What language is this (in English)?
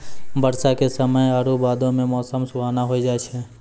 Maithili